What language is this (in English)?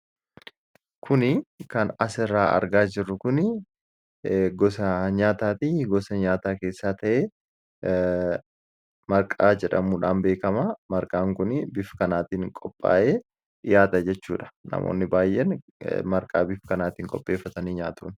Oromo